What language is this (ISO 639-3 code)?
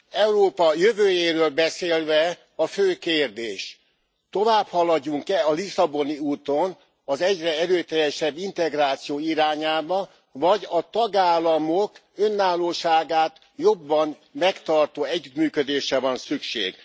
hun